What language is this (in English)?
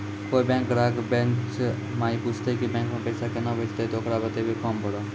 Maithili